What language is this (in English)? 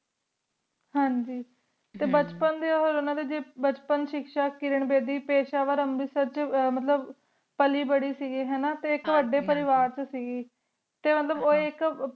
Punjabi